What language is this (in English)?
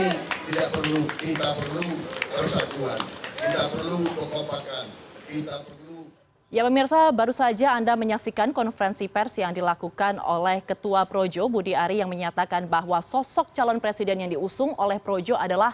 Indonesian